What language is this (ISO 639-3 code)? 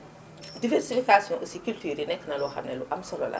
wol